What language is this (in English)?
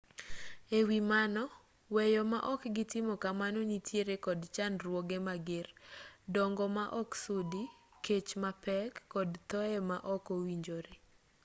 Luo (Kenya and Tanzania)